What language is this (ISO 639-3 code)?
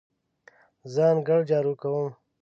pus